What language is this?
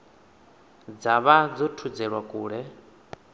Venda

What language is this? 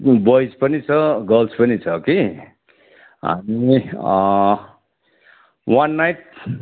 Nepali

